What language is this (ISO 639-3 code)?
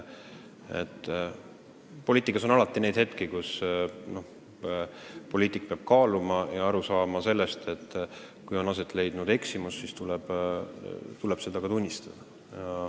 est